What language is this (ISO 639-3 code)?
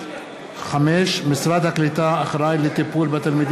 heb